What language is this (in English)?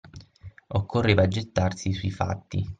Italian